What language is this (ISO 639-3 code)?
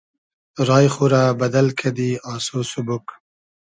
haz